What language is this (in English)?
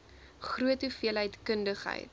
Afrikaans